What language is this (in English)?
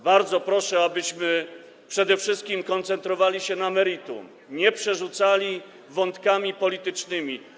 Polish